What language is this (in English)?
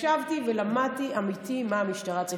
Hebrew